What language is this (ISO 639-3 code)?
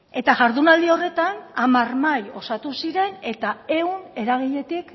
eus